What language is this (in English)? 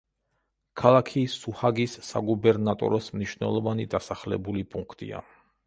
Georgian